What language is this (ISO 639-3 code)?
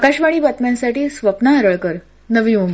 mar